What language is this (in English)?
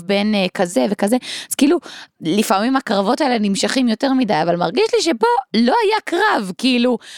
Hebrew